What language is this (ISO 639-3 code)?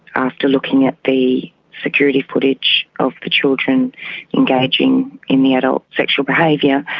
eng